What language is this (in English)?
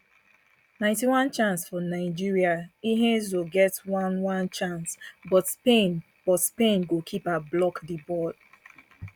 Nigerian Pidgin